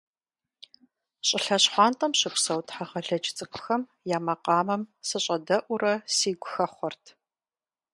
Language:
Kabardian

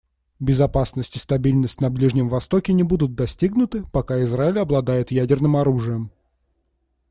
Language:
Russian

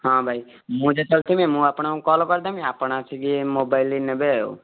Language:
Odia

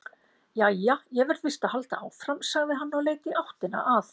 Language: Icelandic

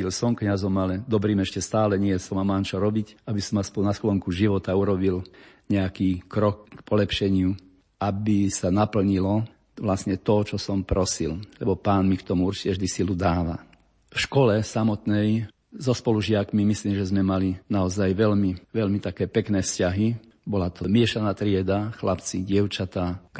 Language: Slovak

